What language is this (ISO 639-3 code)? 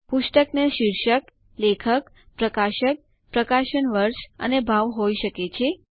guj